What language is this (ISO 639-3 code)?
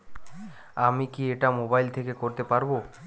ben